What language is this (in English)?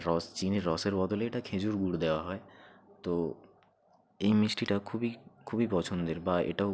Bangla